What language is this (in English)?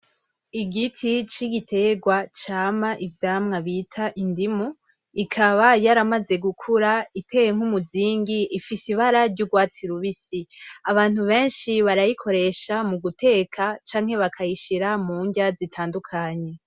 Rundi